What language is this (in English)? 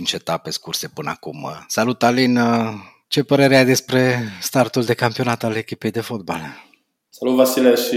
Romanian